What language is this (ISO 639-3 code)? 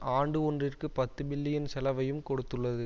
tam